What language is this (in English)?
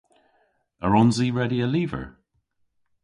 Cornish